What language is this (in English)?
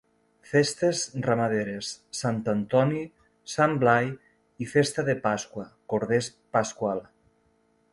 Catalan